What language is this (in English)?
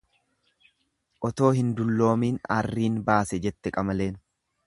Oromo